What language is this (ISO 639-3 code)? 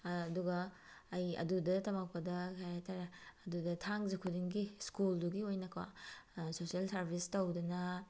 mni